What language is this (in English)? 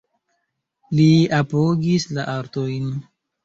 Esperanto